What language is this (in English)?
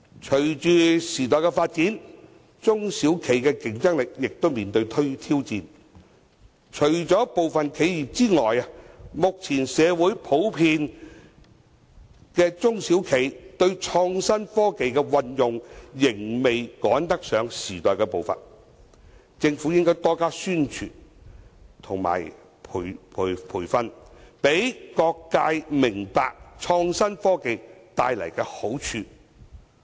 Cantonese